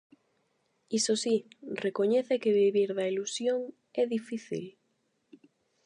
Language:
Galician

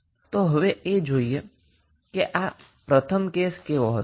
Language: Gujarati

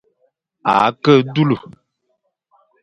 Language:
Fang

